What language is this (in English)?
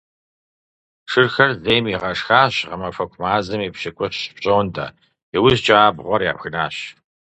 Kabardian